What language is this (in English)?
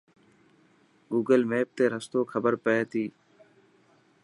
Dhatki